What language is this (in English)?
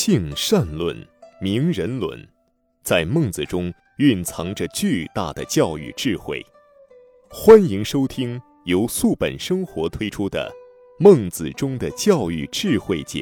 Chinese